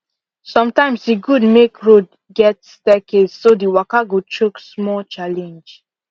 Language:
Nigerian Pidgin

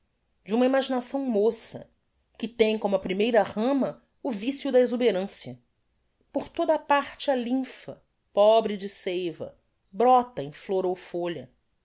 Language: Portuguese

